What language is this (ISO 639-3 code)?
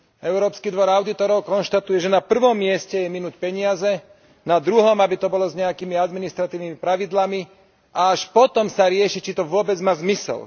slk